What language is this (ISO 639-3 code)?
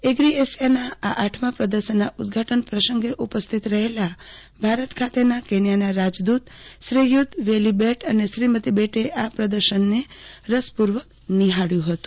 guj